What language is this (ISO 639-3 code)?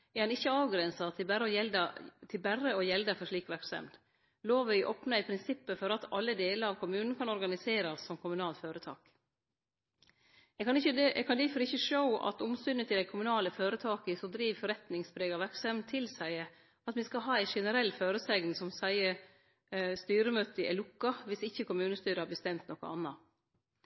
nno